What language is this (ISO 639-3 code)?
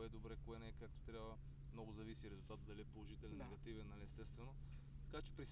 bul